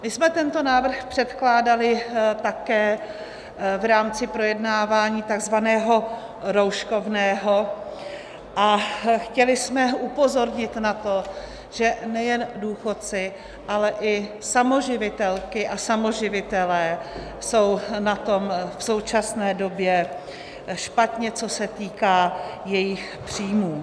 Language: Czech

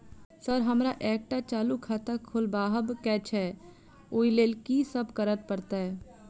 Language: Maithili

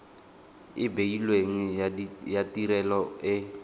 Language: Tswana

